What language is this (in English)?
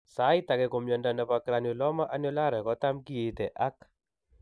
Kalenjin